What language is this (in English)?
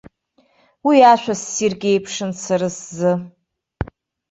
Abkhazian